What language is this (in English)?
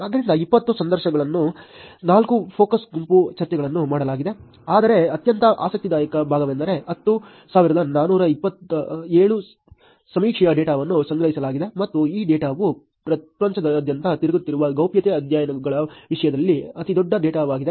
Kannada